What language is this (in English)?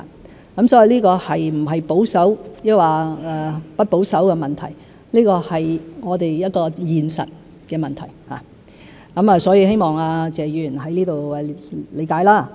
Cantonese